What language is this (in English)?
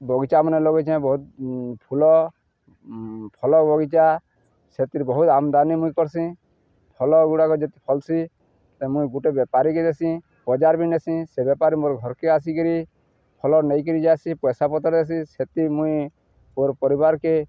Odia